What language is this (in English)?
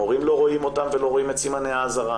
Hebrew